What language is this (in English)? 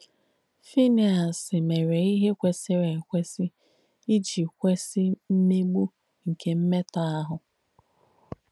Igbo